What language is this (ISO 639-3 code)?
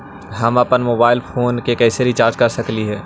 mag